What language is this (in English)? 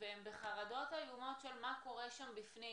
Hebrew